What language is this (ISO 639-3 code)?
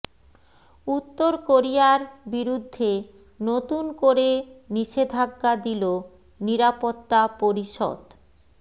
ben